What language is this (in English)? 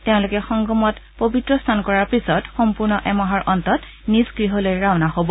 Assamese